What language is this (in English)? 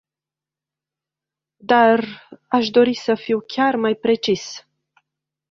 Romanian